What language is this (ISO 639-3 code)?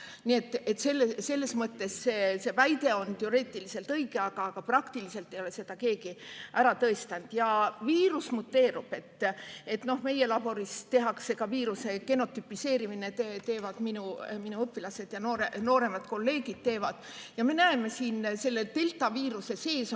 est